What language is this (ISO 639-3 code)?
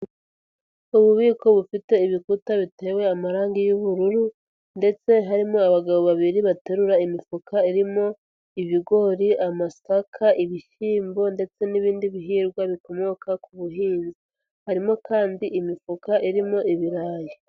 kin